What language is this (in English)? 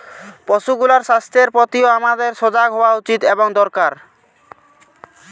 Bangla